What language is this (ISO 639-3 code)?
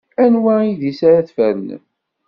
kab